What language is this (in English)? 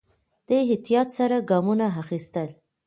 Pashto